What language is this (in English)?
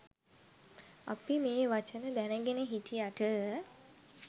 Sinhala